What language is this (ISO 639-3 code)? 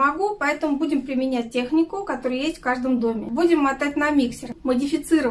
rus